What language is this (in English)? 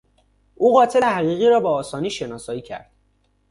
Persian